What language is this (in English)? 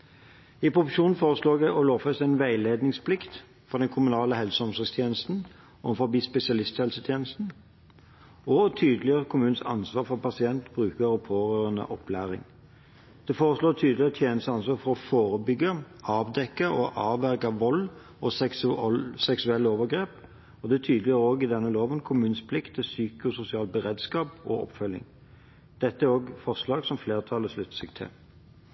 Norwegian Bokmål